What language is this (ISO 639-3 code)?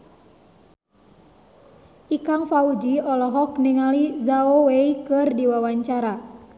sun